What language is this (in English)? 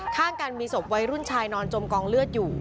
Thai